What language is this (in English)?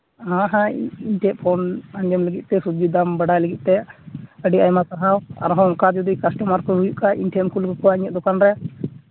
Santali